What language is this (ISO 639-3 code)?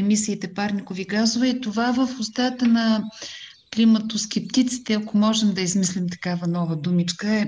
bul